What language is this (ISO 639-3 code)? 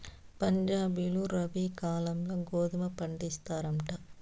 tel